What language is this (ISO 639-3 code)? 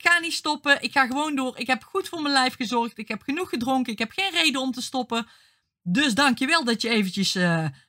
nld